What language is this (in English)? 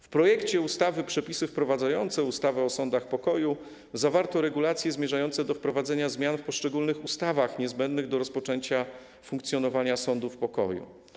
Polish